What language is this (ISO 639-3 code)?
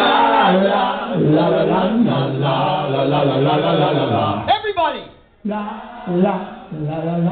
eng